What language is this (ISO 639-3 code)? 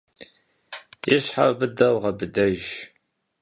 kbd